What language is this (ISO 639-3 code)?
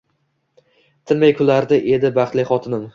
uzb